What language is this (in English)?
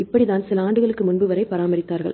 Tamil